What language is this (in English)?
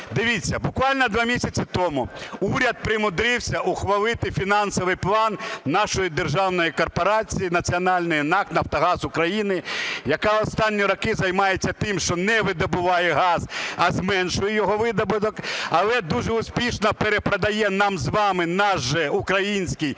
Ukrainian